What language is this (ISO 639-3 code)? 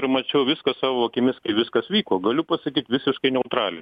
lit